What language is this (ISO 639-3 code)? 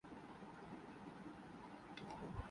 urd